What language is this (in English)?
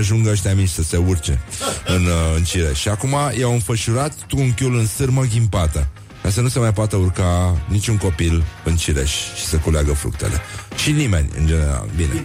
Romanian